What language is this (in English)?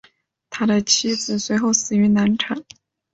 Chinese